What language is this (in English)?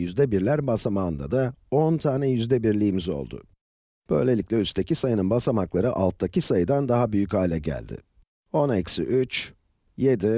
Turkish